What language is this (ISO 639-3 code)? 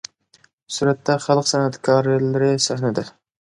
uig